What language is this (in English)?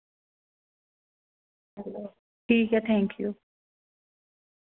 Dogri